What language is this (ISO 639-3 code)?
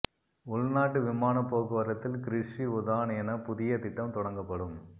tam